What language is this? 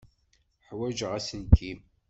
Kabyle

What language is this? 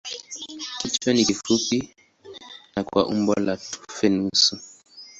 Swahili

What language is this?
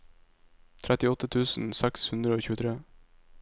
Norwegian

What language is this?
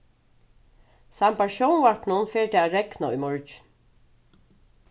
Faroese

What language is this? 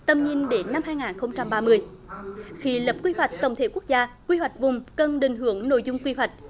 Vietnamese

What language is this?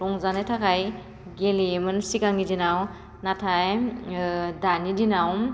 Bodo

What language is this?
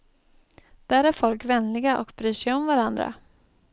Swedish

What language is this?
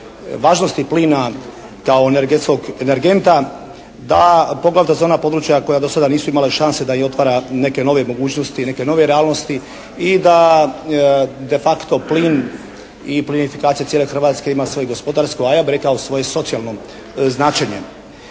Croatian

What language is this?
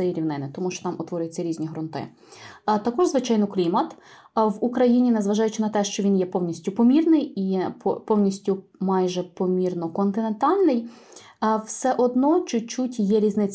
Ukrainian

